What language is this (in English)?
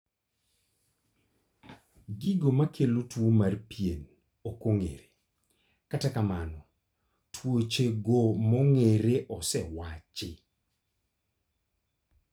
Luo (Kenya and Tanzania)